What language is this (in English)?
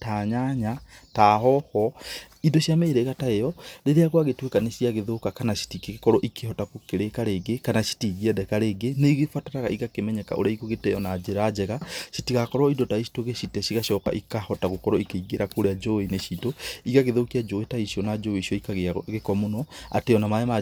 Kikuyu